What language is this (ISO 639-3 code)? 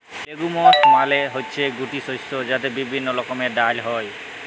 ben